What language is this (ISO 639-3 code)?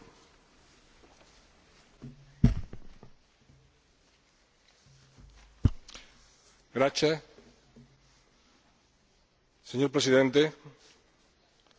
spa